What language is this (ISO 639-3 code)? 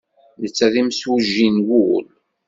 kab